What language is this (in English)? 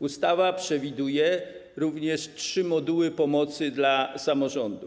Polish